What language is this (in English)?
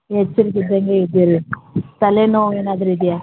Kannada